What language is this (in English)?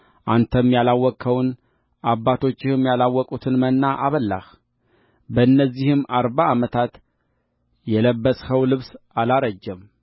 Amharic